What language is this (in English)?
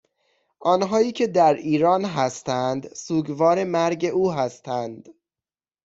Persian